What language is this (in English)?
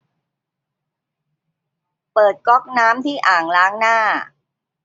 Thai